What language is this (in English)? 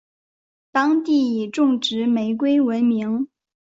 Chinese